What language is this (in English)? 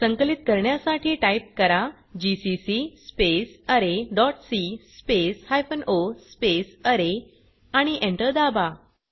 Marathi